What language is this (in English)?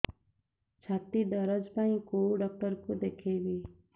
Odia